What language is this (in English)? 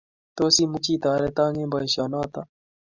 Kalenjin